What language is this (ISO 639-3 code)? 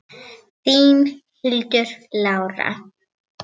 isl